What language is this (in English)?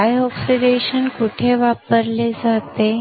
Marathi